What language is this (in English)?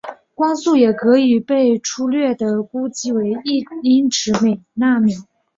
Chinese